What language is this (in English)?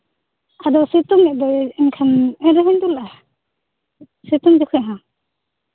Santali